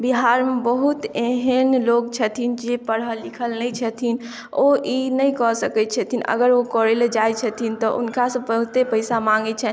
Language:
Maithili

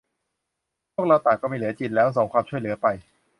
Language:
Thai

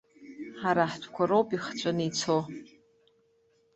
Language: Abkhazian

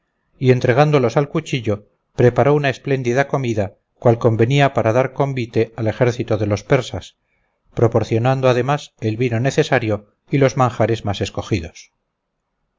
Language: Spanish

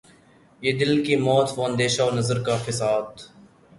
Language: Urdu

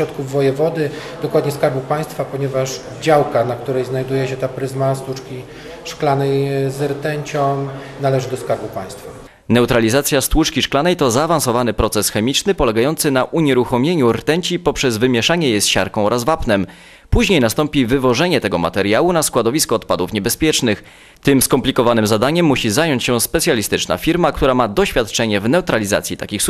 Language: Polish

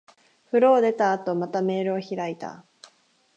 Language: Japanese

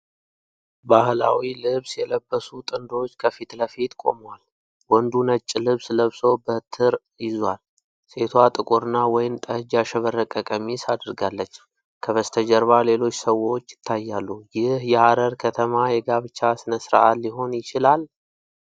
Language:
Amharic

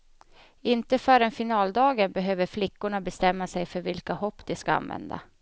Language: Swedish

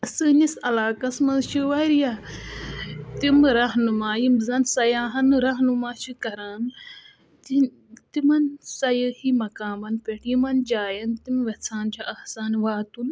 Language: Kashmiri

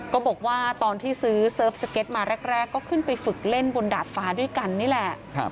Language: Thai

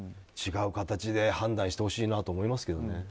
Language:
Japanese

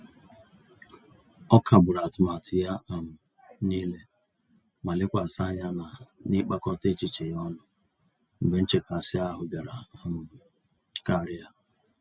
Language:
Igbo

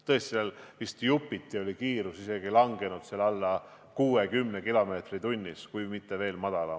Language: Estonian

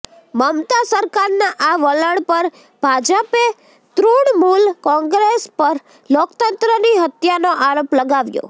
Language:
Gujarati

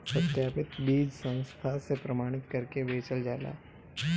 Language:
Bhojpuri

